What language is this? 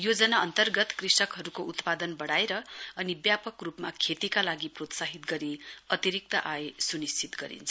Nepali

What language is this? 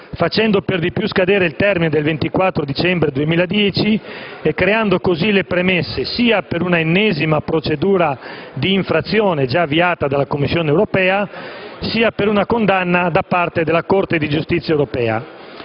Italian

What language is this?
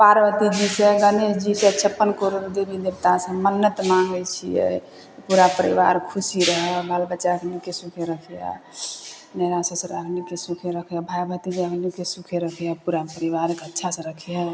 Maithili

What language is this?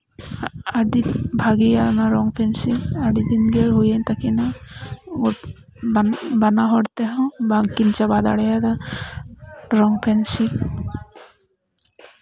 Santali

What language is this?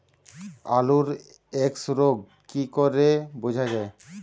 Bangla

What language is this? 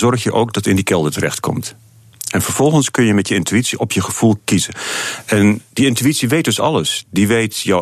Dutch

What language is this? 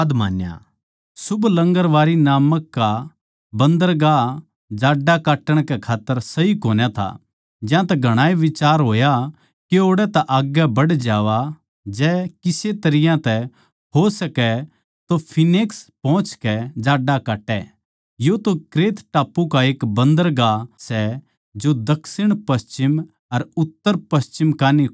Haryanvi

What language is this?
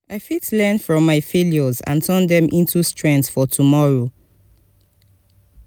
Nigerian Pidgin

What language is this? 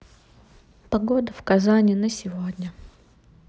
Russian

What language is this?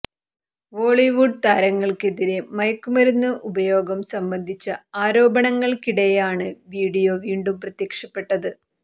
Malayalam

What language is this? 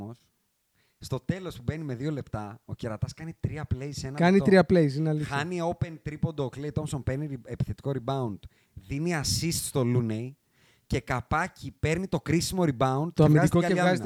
Greek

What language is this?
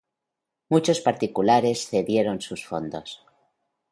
Spanish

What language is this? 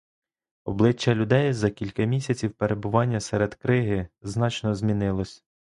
Ukrainian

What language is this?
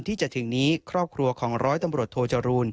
Thai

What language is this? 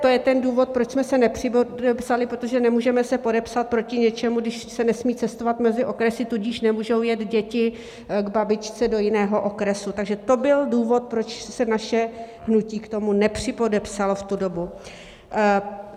Czech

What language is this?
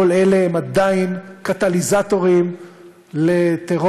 Hebrew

